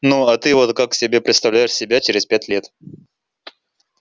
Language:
Russian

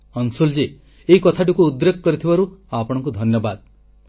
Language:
Odia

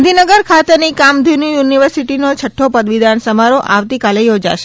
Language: Gujarati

